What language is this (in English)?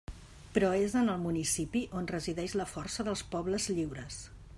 Catalan